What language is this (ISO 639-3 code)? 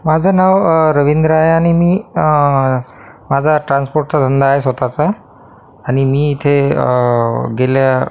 mar